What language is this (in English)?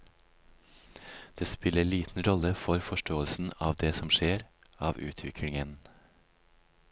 Norwegian